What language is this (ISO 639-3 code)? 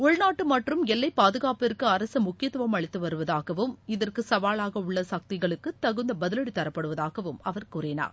tam